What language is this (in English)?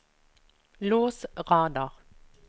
Norwegian